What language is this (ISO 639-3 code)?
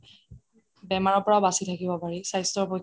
asm